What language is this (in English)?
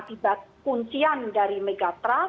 Indonesian